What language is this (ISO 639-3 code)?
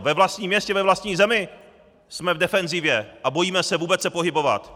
ces